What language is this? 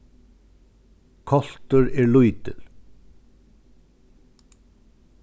Faroese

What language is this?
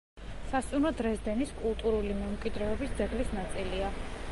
Georgian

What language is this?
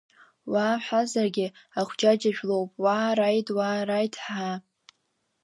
Abkhazian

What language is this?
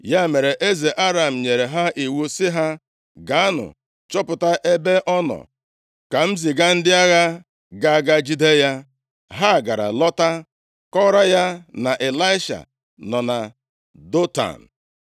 Igbo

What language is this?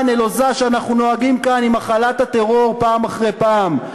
Hebrew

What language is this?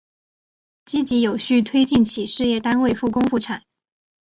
Chinese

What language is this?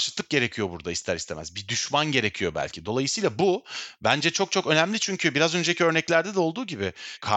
Turkish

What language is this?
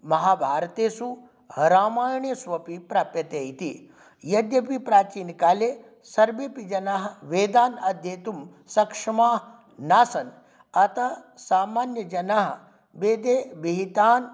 Sanskrit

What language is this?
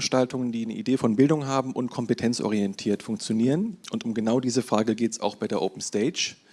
German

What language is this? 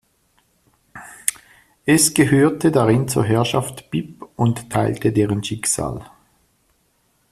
German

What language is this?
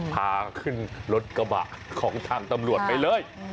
Thai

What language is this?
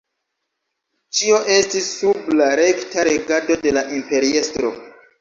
Esperanto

